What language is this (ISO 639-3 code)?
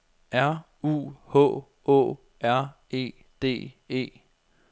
dan